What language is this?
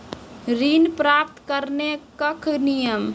Maithili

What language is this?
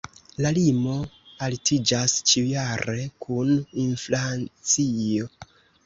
Esperanto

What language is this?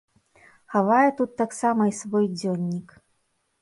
Belarusian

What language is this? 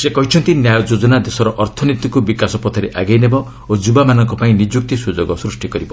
Odia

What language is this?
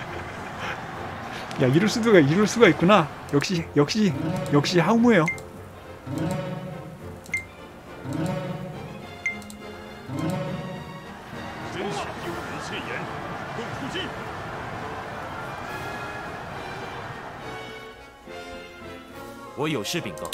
Korean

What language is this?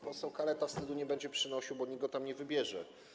Polish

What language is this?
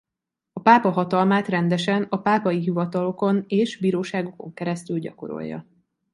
Hungarian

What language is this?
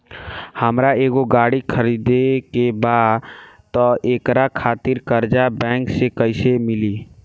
Bhojpuri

